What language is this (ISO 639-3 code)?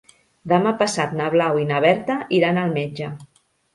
cat